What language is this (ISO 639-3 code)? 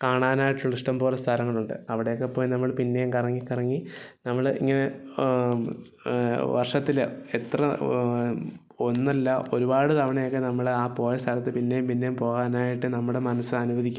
mal